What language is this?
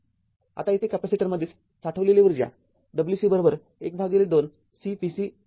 Marathi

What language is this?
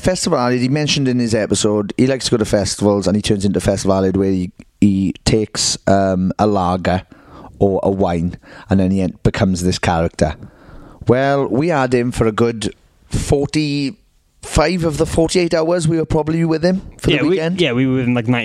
English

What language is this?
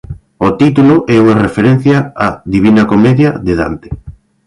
Galician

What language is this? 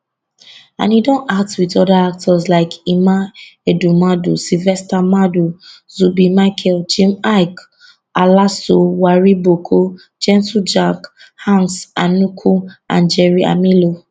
Nigerian Pidgin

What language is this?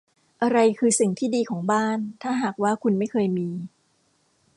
Thai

